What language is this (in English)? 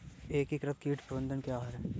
Hindi